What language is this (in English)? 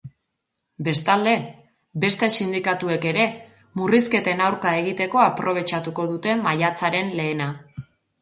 Basque